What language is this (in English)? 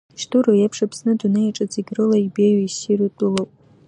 Abkhazian